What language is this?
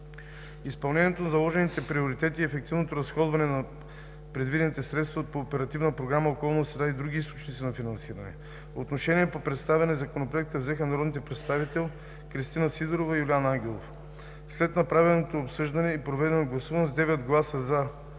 Bulgarian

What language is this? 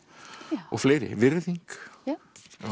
Icelandic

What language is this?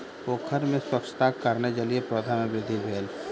Maithili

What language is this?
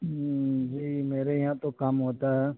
Urdu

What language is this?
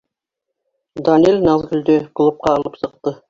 Bashkir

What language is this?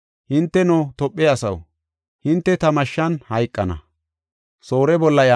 Gofa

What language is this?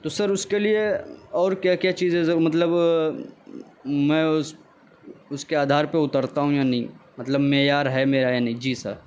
Urdu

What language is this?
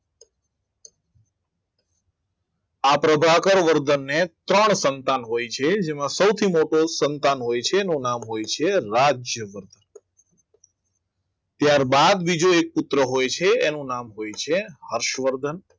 Gujarati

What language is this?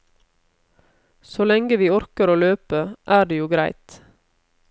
Norwegian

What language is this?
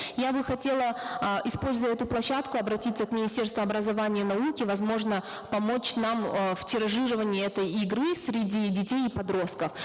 Kazakh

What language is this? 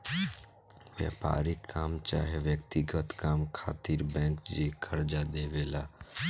Bhojpuri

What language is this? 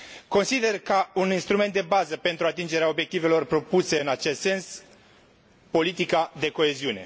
Romanian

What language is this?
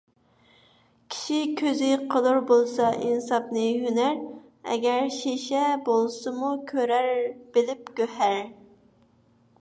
Uyghur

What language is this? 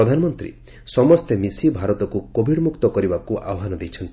Odia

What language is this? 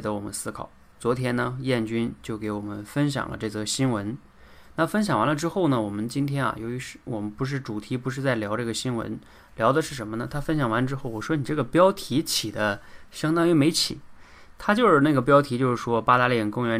Chinese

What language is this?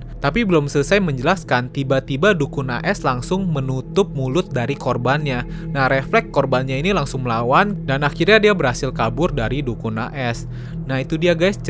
Indonesian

